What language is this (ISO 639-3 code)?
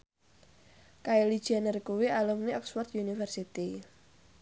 jav